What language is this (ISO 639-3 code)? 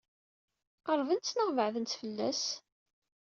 kab